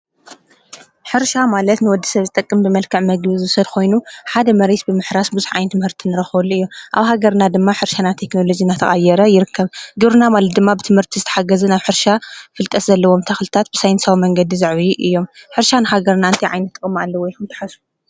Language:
Tigrinya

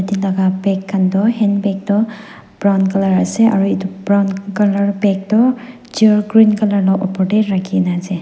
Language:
Naga Pidgin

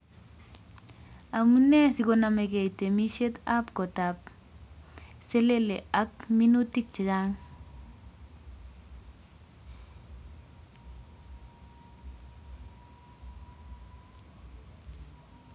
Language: Kalenjin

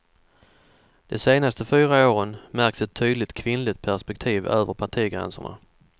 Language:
Swedish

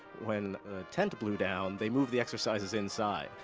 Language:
English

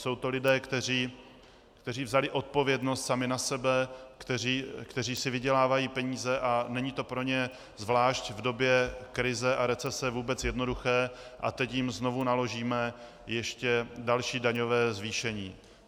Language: Czech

